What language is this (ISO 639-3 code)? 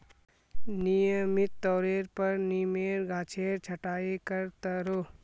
mag